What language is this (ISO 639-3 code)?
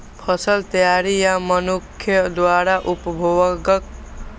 mai